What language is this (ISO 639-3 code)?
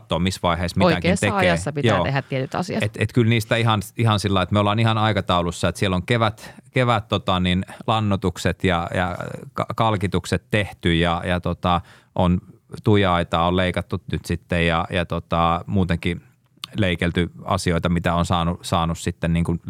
fin